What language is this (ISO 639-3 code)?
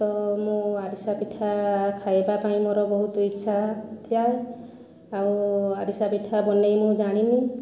ori